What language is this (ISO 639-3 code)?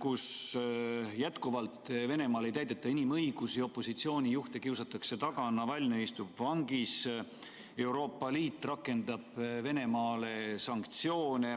est